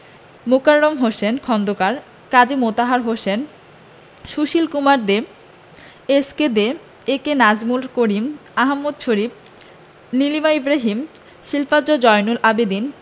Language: Bangla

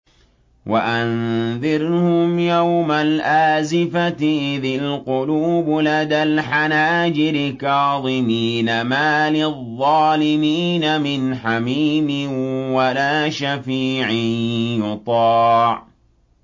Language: Arabic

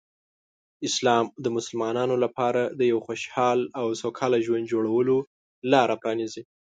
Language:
Pashto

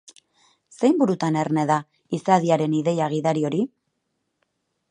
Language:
Basque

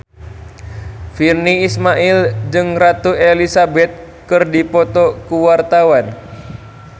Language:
Sundanese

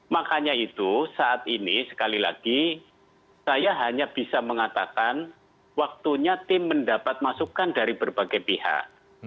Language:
Indonesian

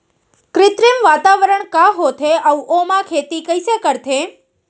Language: Chhattisgarhi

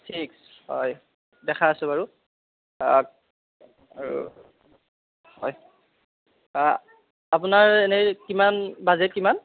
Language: Assamese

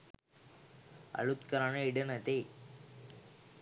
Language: Sinhala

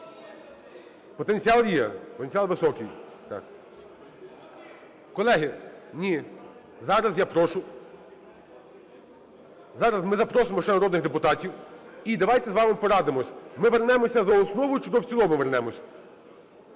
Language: Ukrainian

